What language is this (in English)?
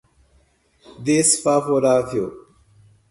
Portuguese